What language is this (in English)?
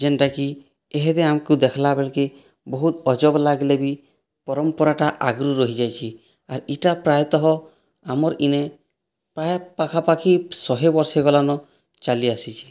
Odia